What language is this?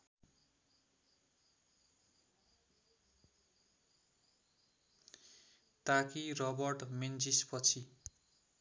Nepali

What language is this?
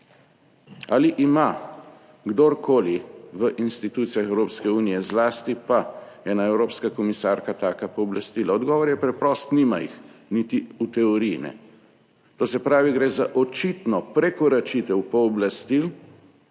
Slovenian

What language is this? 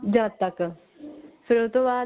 Punjabi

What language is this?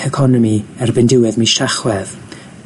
Welsh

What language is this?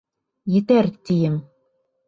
Bashkir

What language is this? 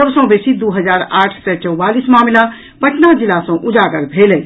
Maithili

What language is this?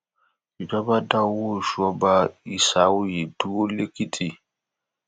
Yoruba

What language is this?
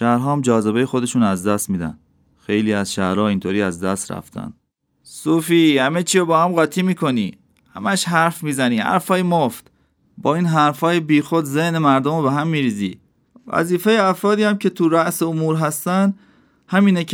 Persian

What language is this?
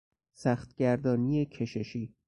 Persian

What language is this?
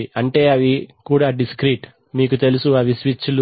Telugu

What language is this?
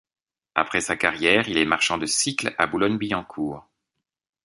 French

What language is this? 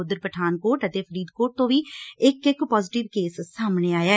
Punjabi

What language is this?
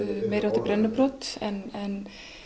Icelandic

